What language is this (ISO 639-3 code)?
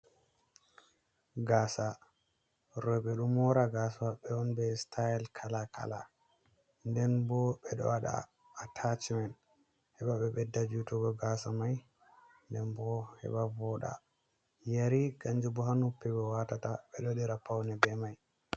ful